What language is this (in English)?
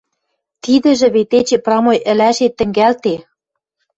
Western Mari